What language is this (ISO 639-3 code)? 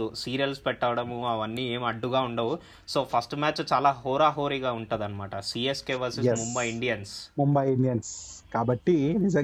tel